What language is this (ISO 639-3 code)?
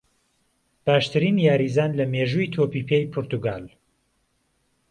ckb